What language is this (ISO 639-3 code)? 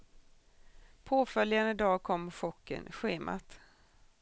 swe